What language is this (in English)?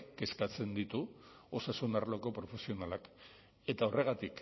Basque